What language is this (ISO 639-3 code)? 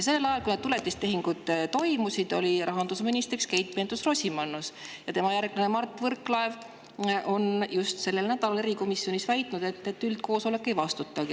est